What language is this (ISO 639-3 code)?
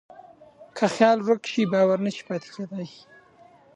pus